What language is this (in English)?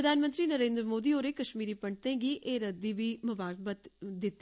Dogri